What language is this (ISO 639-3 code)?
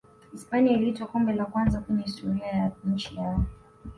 swa